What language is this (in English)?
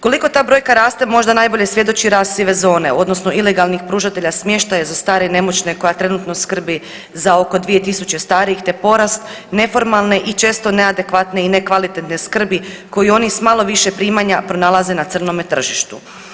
Croatian